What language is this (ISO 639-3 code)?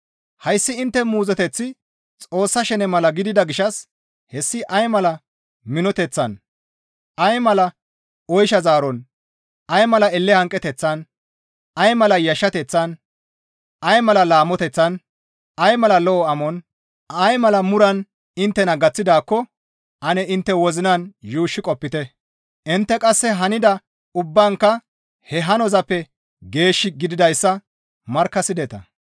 gmv